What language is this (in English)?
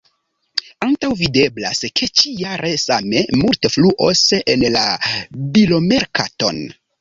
Esperanto